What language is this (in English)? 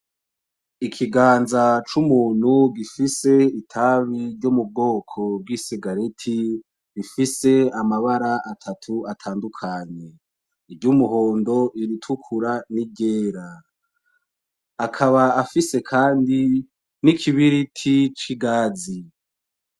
Rundi